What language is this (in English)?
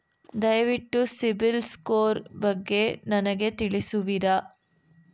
Kannada